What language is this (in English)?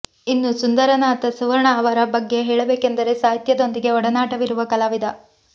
Kannada